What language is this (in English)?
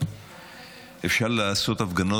Hebrew